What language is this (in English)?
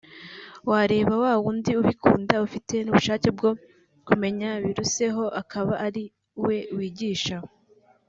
Kinyarwanda